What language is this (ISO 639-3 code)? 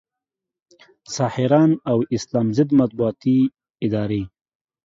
pus